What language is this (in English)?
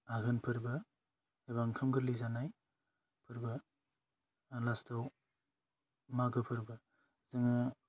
Bodo